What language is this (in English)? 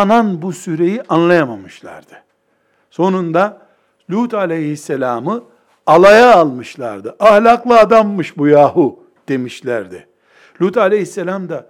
Turkish